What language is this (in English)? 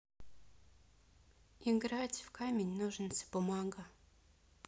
Russian